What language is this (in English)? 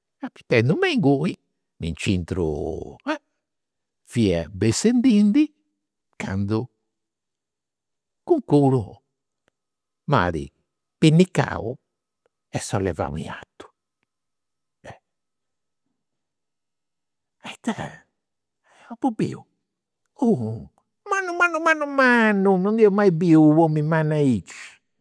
Campidanese Sardinian